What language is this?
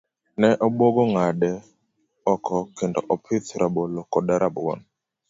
Luo (Kenya and Tanzania)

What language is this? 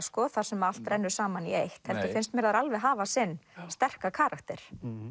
Icelandic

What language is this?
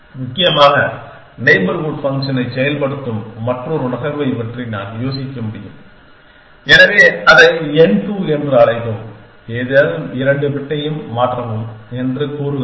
Tamil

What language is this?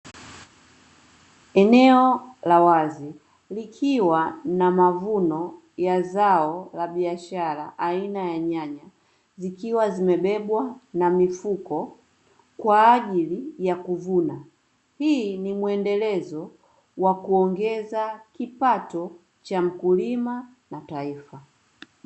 Swahili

